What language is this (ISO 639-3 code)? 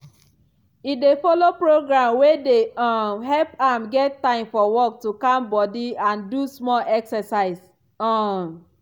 pcm